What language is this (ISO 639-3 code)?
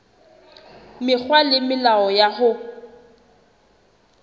sot